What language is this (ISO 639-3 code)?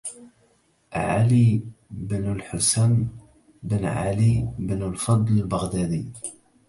ara